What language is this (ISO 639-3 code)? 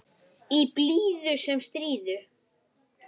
isl